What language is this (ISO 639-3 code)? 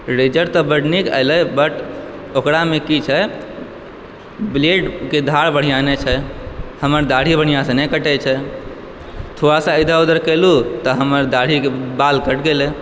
mai